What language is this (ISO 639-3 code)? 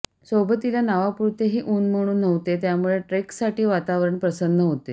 mar